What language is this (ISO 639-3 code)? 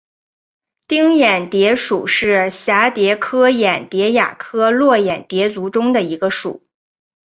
zho